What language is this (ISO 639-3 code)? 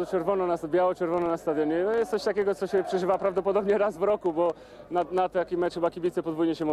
pol